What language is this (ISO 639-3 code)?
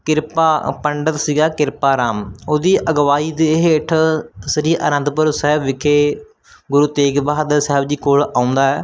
pan